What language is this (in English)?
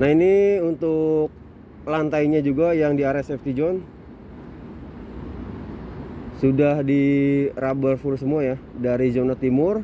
Indonesian